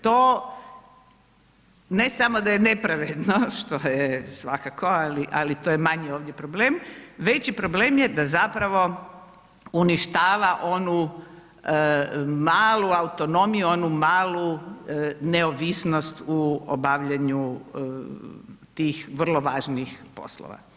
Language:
Croatian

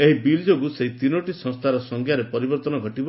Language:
Odia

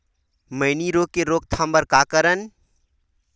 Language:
Chhattisgarhi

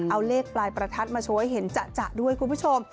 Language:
Thai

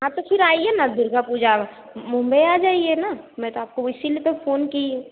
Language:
Hindi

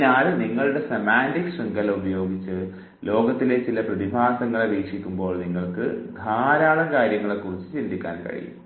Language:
Malayalam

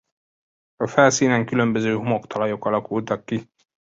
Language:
Hungarian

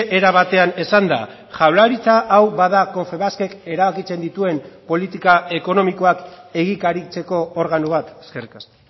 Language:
Basque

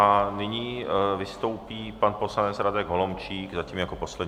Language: Czech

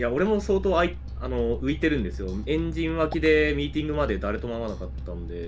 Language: Japanese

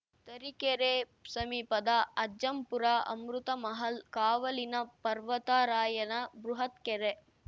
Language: Kannada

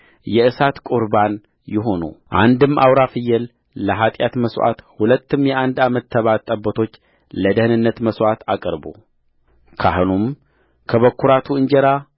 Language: Amharic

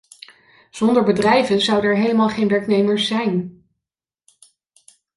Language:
Dutch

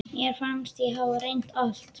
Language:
Icelandic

